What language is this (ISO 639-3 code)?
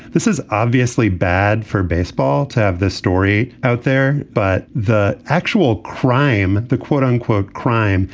eng